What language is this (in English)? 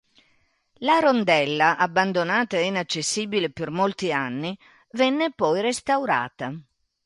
Italian